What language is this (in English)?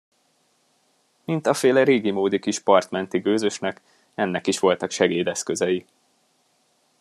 Hungarian